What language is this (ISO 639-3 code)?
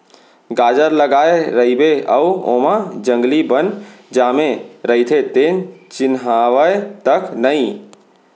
hne